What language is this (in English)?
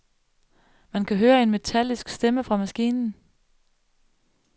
Danish